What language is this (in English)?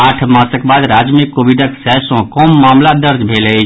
Maithili